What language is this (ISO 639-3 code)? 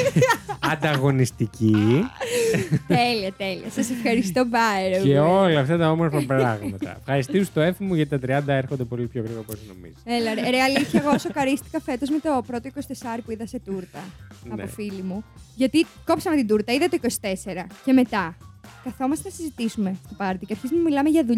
ell